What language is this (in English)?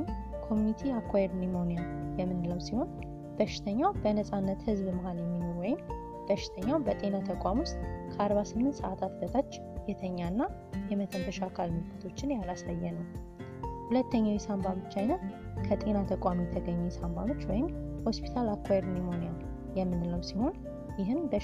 Amharic